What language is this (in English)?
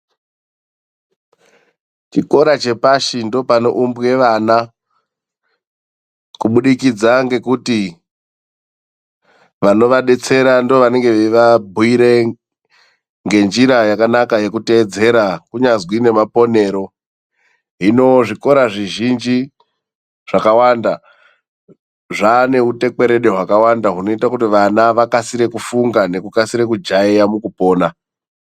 Ndau